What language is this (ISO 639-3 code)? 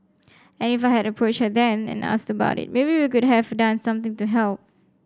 eng